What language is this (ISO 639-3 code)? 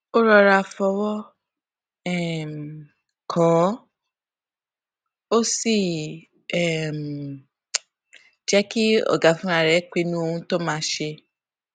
yor